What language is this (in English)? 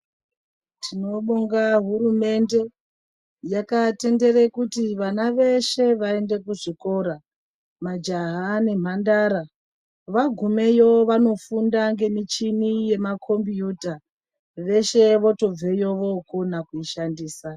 Ndau